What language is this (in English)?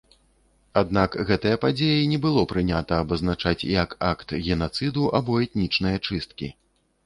Belarusian